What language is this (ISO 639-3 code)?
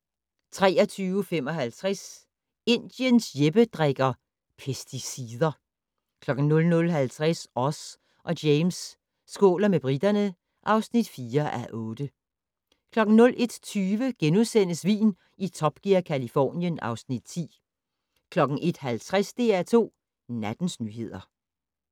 dan